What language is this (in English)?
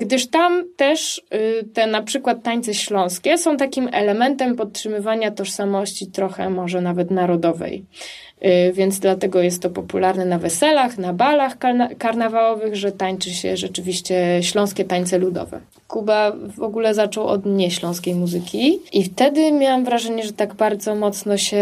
Polish